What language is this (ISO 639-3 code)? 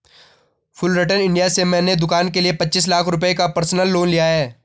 hin